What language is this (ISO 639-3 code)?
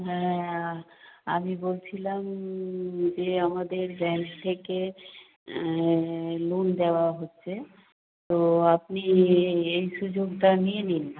ben